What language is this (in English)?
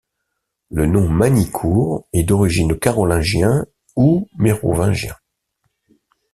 French